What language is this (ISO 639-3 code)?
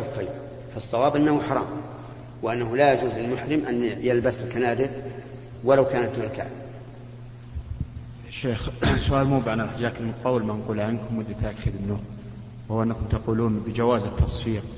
ara